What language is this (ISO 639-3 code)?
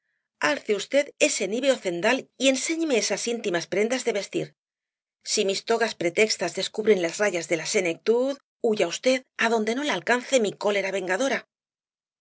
spa